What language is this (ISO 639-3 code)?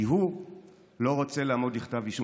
heb